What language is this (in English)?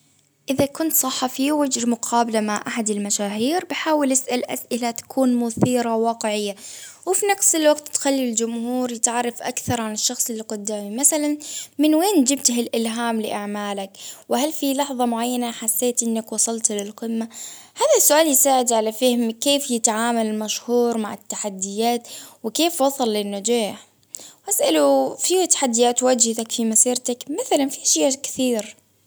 Baharna Arabic